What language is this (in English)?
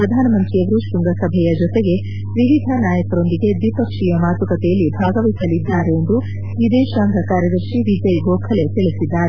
Kannada